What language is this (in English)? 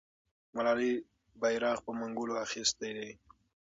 Pashto